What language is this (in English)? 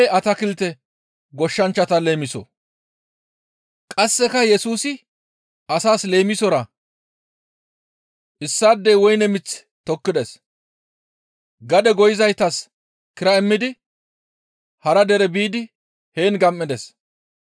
Gamo